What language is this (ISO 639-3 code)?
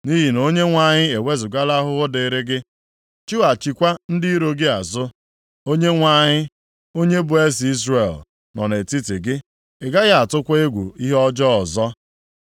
ibo